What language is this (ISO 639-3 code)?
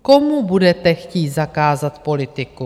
ces